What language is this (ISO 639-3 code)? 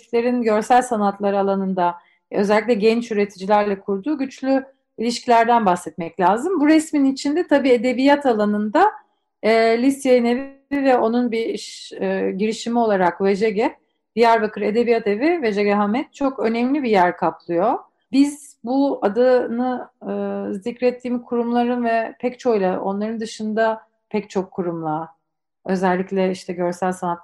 tur